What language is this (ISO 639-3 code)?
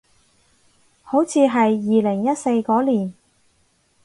yue